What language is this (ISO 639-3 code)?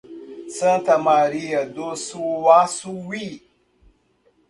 por